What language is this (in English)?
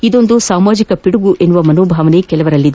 Kannada